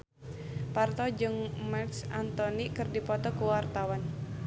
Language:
Sundanese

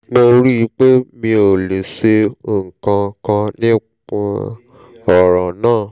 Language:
Yoruba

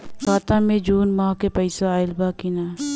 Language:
Bhojpuri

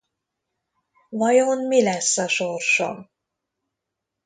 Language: Hungarian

